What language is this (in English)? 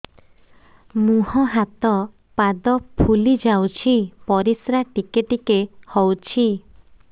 Odia